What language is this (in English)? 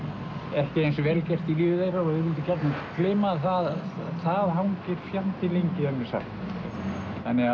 Icelandic